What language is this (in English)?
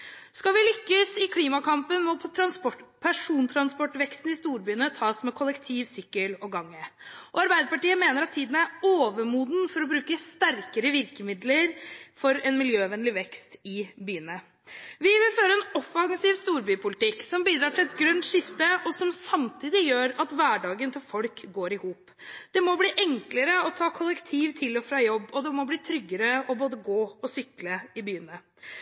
Norwegian Bokmål